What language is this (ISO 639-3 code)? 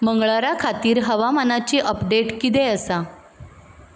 kok